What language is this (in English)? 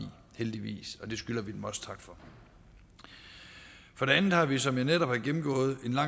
Danish